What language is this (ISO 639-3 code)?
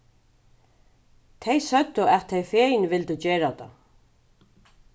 fao